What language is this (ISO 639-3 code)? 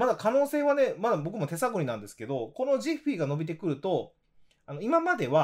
jpn